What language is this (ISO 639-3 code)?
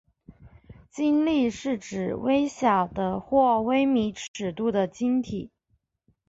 zho